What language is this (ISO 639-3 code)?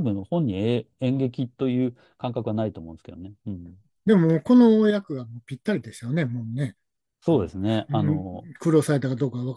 jpn